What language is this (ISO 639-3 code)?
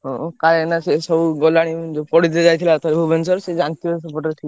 ori